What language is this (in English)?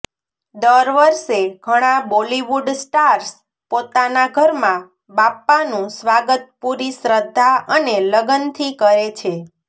Gujarati